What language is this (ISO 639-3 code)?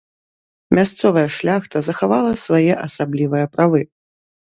bel